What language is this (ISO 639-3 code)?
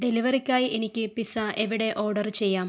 mal